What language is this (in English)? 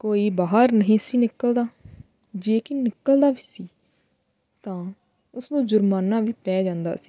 Punjabi